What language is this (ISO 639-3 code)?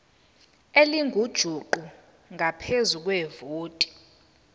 zul